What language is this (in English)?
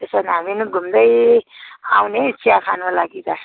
Nepali